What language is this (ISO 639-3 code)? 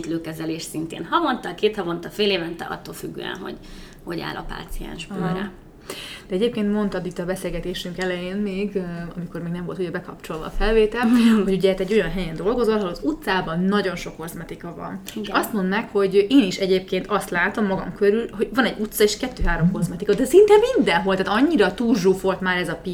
hun